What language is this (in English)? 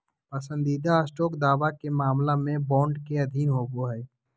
Magahi